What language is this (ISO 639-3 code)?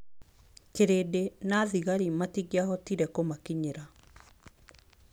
kik